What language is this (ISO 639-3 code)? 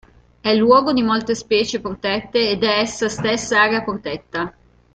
ita